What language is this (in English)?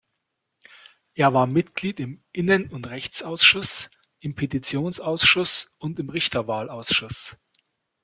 German